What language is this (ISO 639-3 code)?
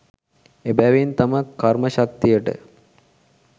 sin